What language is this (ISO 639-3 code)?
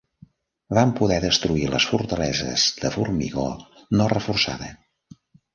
cat